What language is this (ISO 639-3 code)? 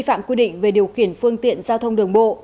vie